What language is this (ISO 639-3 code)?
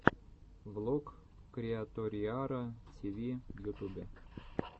rus